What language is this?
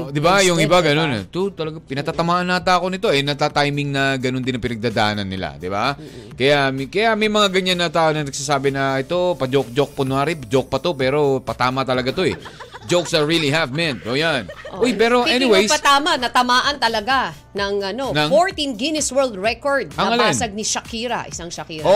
Filipino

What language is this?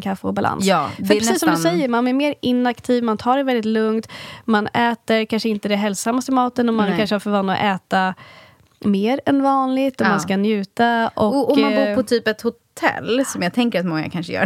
Swedish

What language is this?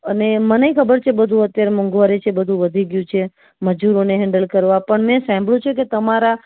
Gujarati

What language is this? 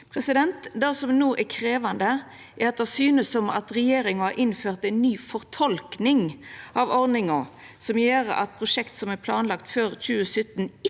Norwegian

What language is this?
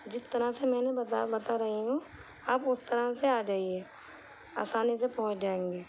Urdu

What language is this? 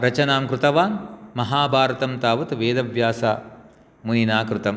Sanskrit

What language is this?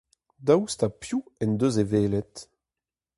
Breton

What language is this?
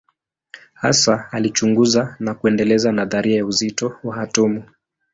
Swahili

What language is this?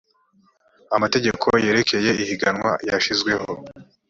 Kinyarwanda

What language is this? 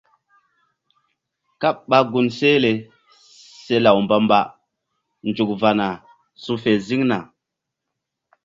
Mbum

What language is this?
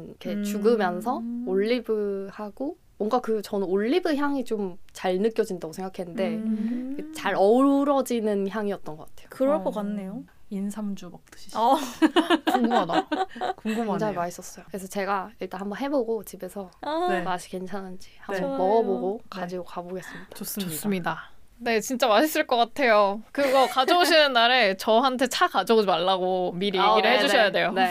Korean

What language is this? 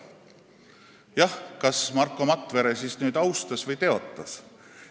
Estonian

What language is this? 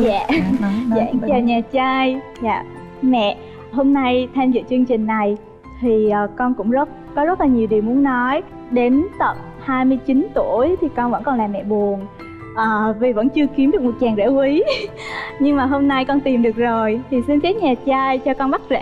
Vietnamese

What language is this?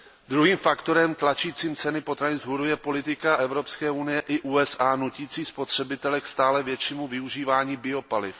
Czech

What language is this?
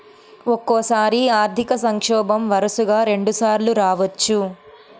Telugu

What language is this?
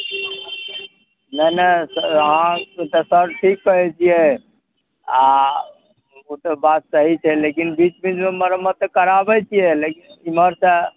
Maithili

